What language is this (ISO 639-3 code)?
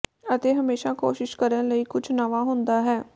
pan